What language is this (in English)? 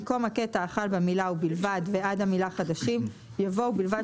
Hebrew